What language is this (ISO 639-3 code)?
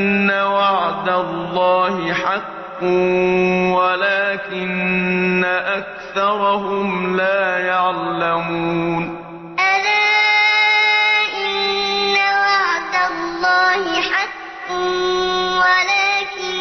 ara